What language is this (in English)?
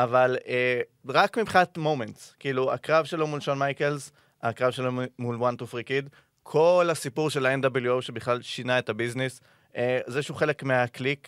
Hebrew